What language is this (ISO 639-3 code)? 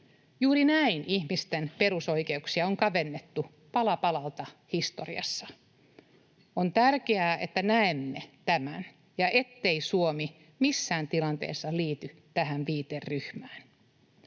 fin